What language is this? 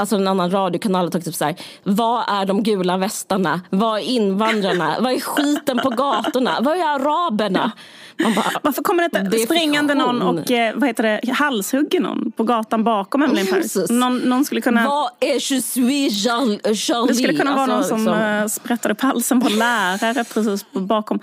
Swedish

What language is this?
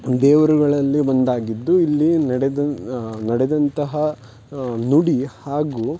Kannada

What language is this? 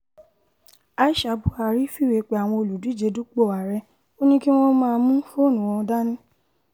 Yoruba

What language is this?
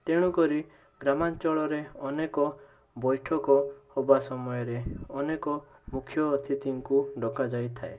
Odia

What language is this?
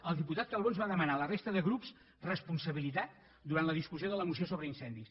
Catalan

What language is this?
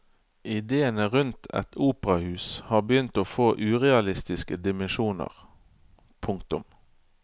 Norwegian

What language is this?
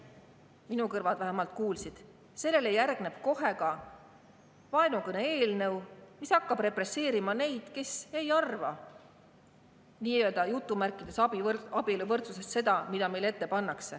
Estonian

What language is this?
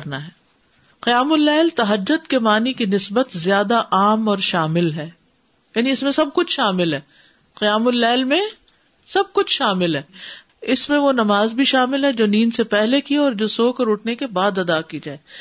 Urdu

